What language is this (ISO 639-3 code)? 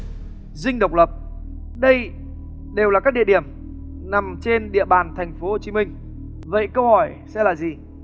vie